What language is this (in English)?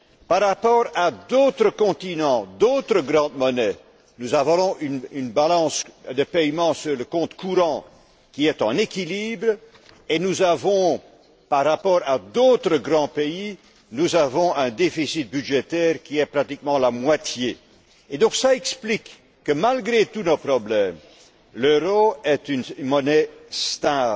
French